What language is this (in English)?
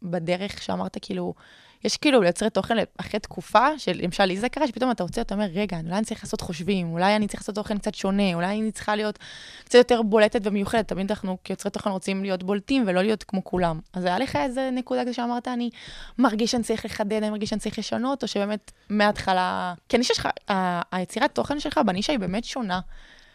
Hebrew